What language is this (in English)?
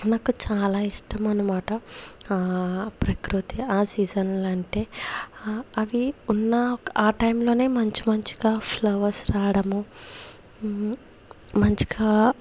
Telugu